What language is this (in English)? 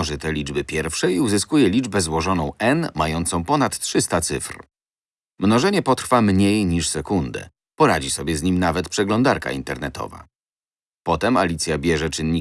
Polish